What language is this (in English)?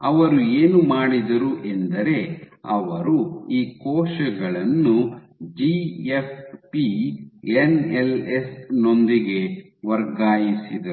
Kannada